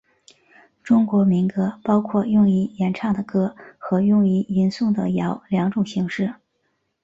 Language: Chinese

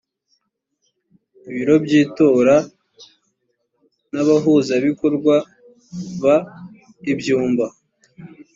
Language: Kinyarwanda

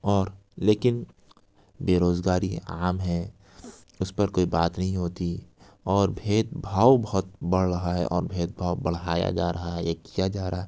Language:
Urdu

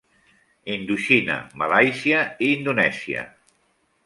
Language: Catalan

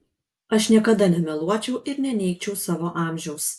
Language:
Lithuanian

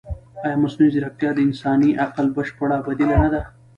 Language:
Pashto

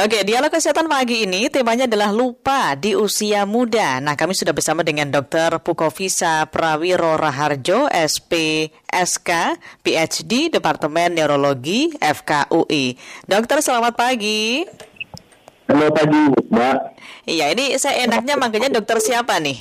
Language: Indonesian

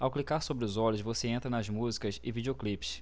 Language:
Portuguese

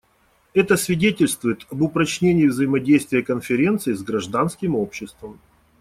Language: Russian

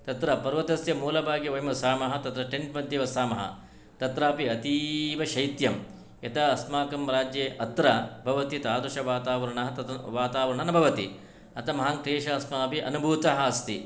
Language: Sanskrit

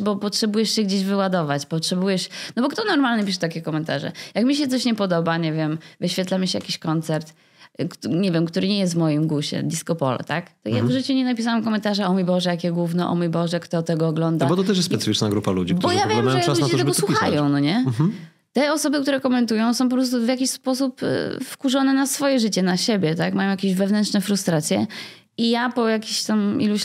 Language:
Polish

